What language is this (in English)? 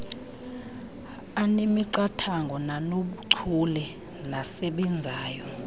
Xhosa